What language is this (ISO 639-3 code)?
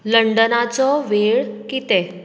kok